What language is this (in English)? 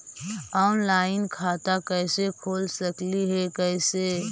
Magahi